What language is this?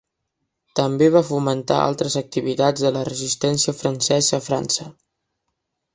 Catalan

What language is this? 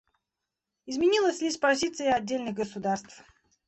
Russian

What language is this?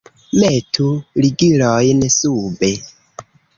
Esperanto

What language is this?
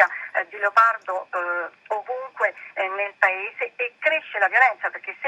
Italian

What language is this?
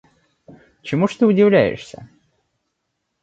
Russian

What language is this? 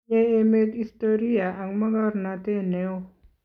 Kalenjin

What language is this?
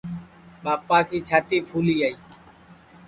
Sansi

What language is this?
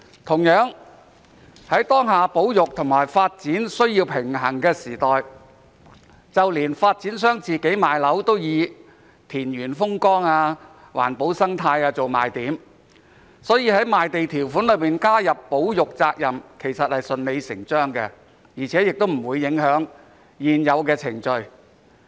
Cantonese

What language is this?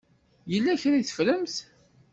Kabyle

